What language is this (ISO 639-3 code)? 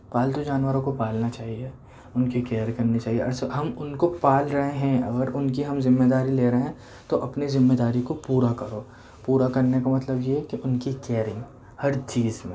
urd